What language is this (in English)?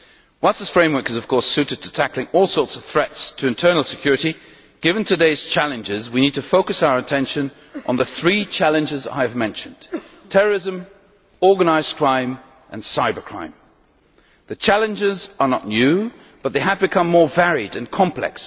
English